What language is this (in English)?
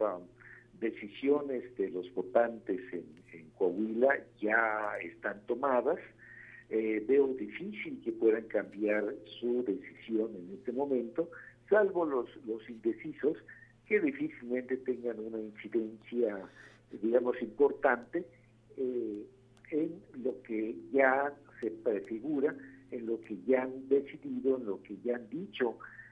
Spanish